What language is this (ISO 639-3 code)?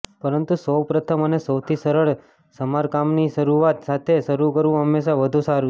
guj